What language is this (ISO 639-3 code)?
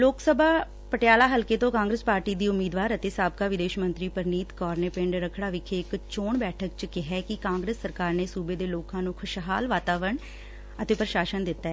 pan